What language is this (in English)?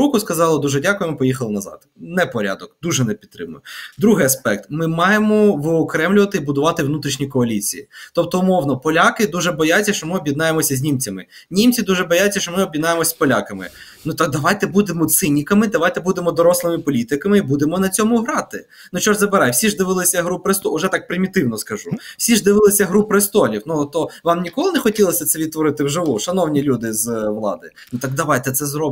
Ukrainian